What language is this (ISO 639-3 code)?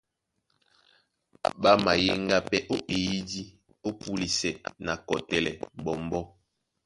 dua